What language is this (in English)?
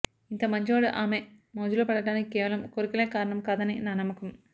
Telugu